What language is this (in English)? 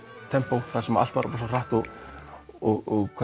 Icelandic